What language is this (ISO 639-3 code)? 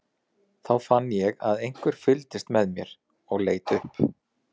isl